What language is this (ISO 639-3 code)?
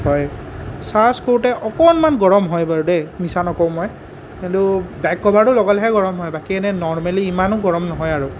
asm